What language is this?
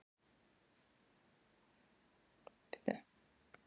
Icelandic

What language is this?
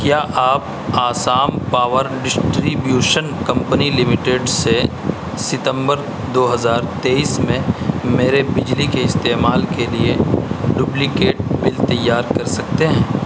Urdu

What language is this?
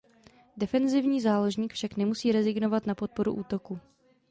Czech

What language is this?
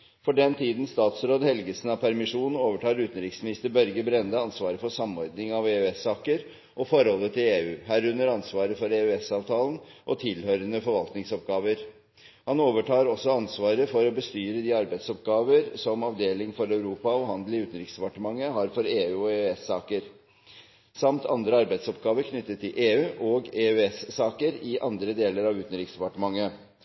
Norwegian Bokmål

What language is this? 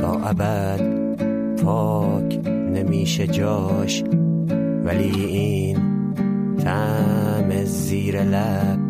Persian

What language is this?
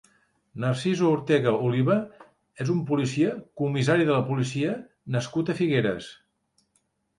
Catalan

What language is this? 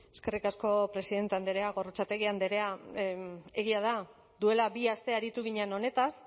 Basque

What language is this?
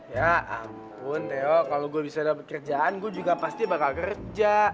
Indonesian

